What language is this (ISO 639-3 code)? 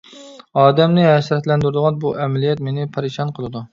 uig